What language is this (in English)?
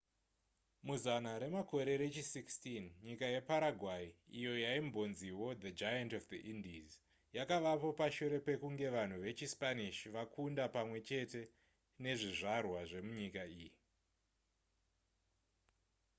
Shona